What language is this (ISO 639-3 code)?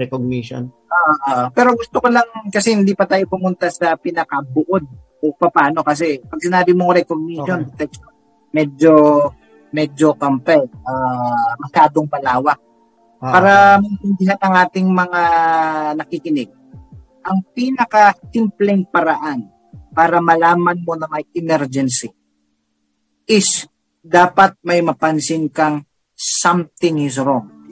fil